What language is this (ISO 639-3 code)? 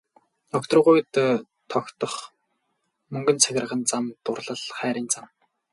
mon